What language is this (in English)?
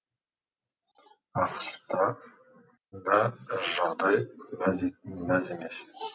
Kazakh